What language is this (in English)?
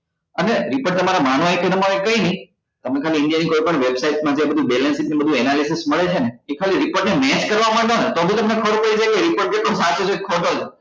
Gujarati